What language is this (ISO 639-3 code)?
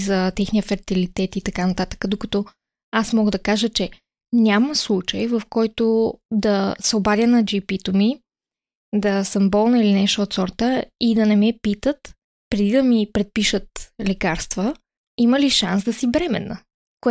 bul